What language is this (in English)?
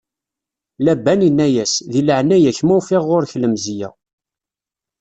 Kabyle